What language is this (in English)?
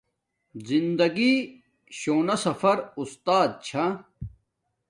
Domaaki